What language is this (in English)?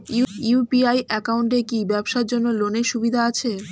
Bangla